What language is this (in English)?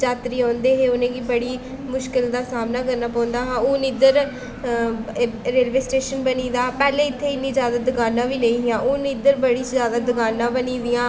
Dogri